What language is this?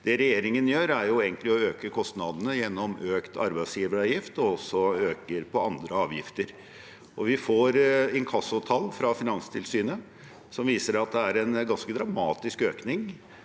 Norwegian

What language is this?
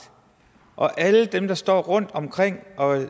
Danish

